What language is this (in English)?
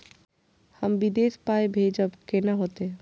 Maithili